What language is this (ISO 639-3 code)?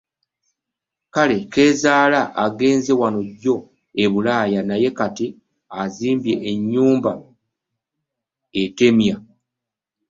lug